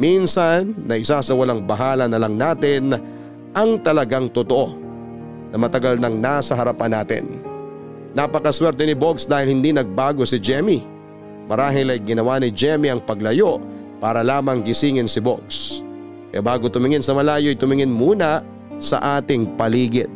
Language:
Filipino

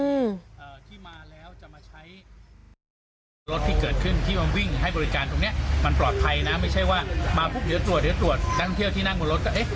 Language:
Thai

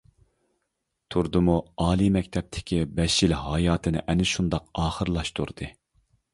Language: Uyghur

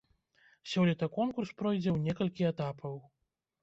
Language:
Belarusian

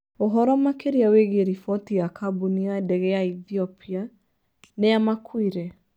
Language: Kikuyu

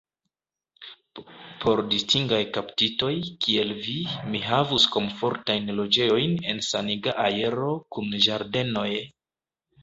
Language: Esperanto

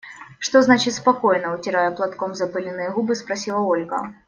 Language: Russian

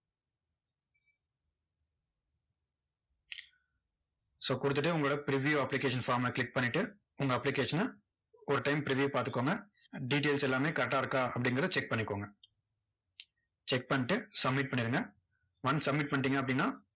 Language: Tamil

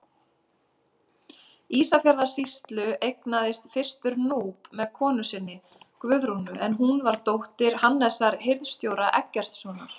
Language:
Icelandic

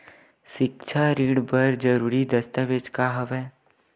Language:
Chhattisgarhi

